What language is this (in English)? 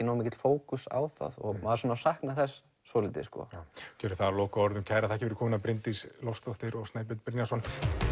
Icelandic